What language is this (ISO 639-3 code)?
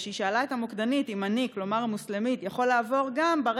heb